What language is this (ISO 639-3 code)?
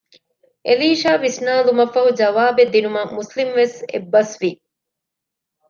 div